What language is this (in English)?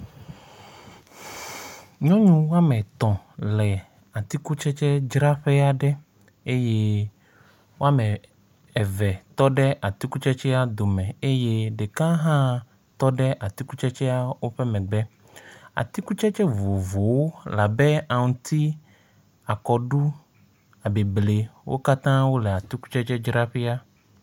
Ewe